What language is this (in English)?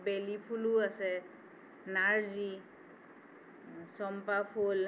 Assamese